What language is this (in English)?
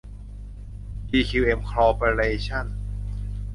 Thai